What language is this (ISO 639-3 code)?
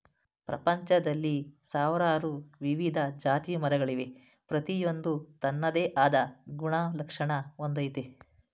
kan